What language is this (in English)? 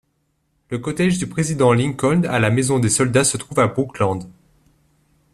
French